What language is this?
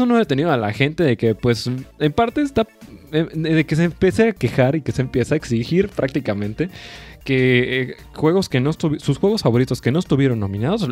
Spanish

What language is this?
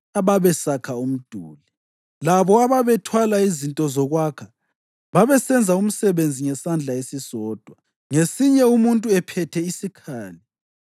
North Ndebele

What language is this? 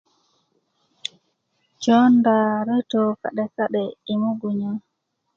Kuku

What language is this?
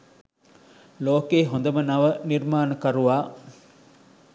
Sinhala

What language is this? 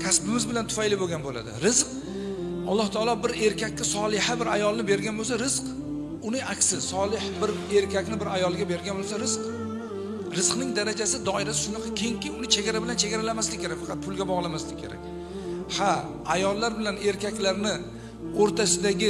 Turkish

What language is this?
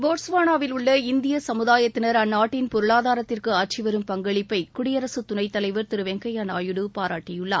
Tamil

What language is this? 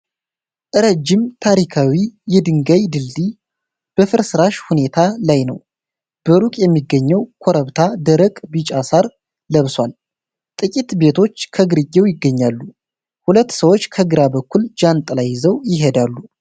Amharic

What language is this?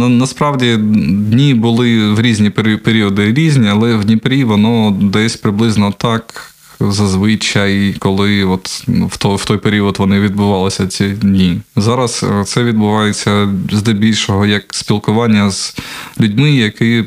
Ukrainian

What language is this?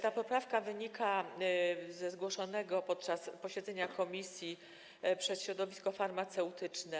Polish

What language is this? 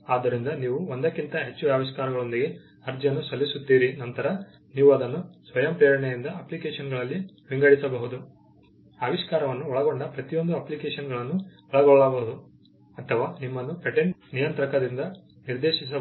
Kannada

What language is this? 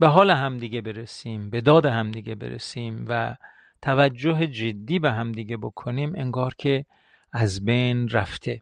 Persian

